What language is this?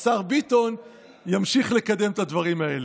Hebrew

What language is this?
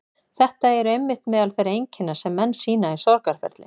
Icelandic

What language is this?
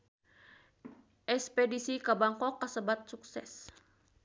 Sundanese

